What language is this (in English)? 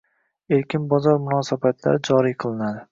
Uzbek